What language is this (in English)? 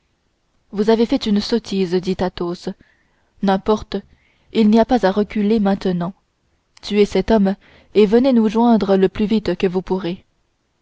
French